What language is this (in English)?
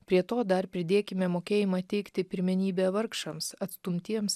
Lithuanian